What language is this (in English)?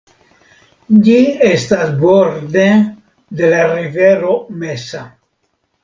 Esperanto